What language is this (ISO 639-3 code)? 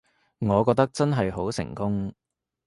yue